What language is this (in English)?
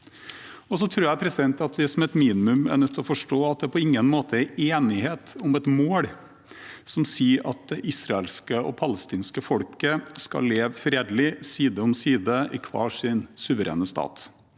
Norwegian